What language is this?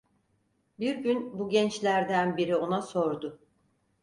Turkish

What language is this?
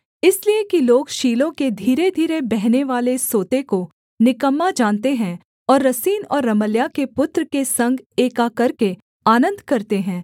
Hindi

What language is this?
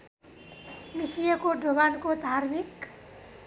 Nepali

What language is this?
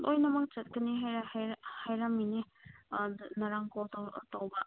Manipuri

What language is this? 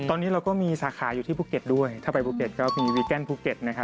Thai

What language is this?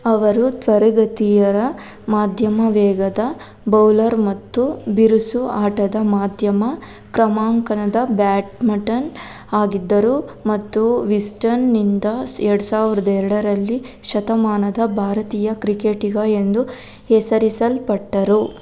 Kannada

